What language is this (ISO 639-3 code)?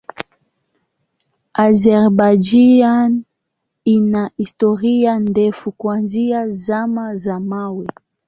swa